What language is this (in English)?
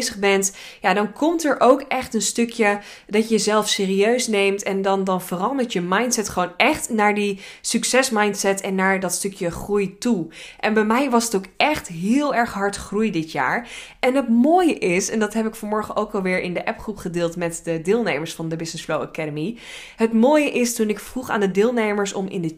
Dutch